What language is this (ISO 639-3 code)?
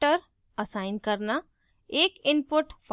hin